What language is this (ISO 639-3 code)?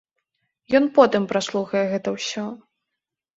bel